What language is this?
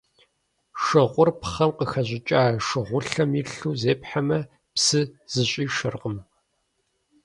Kabardian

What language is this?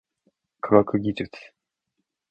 Japanese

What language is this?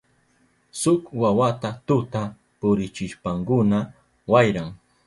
Southern Pastaza Quechua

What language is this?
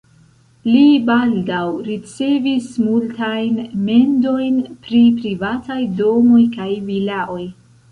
Esperanto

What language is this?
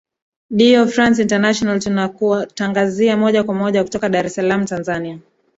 Swahili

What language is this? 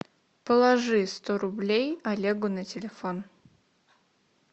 Russian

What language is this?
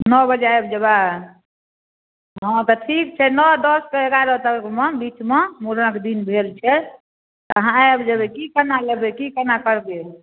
Maithili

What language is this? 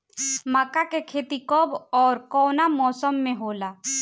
Bhojpuri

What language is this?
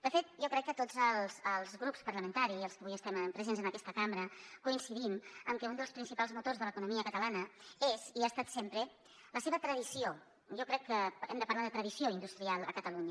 Catalan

